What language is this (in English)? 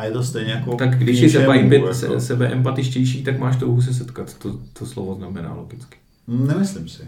Czech